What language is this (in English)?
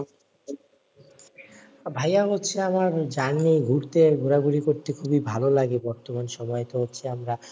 Bangla